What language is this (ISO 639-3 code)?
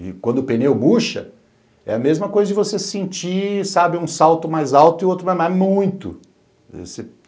por